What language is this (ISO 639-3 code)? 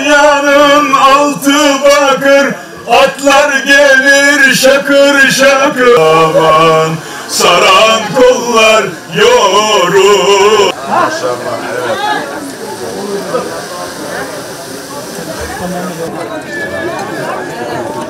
tur